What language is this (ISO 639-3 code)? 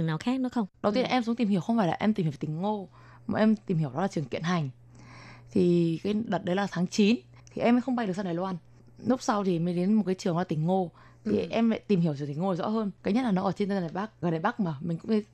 vie